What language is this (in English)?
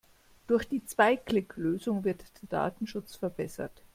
German